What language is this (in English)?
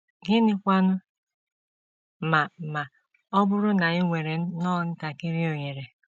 Igbo